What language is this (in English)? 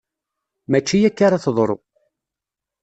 Kabyle